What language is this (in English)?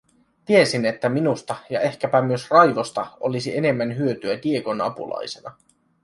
Finnish